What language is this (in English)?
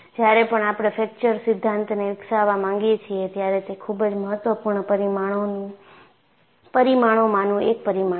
Gujarati